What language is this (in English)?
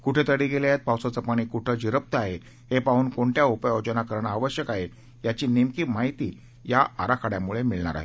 Marathi